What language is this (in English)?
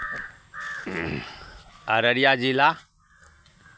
Maithili